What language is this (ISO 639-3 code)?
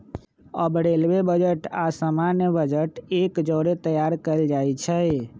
mag